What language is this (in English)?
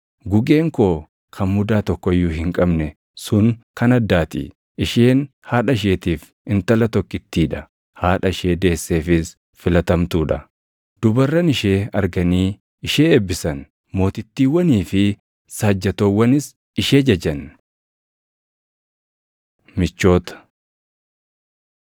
Oromo